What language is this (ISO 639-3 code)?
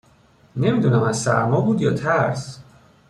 fas